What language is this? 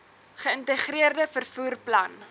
Afrikaans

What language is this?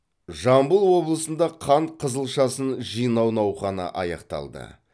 Kazakh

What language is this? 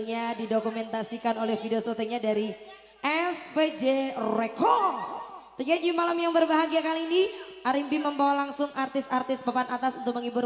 Indonesian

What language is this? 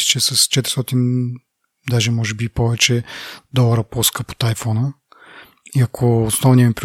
Bulgarian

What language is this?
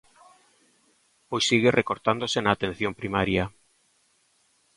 Galician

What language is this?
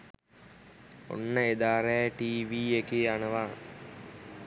Sinhala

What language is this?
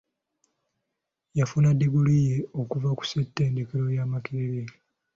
Ganda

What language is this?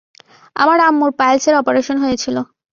Bangla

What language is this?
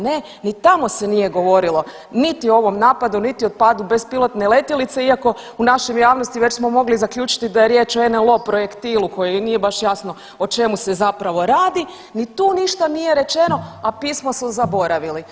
Croatian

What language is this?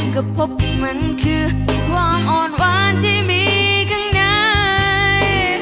Thai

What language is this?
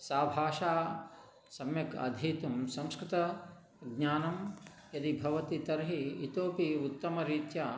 Sanskrit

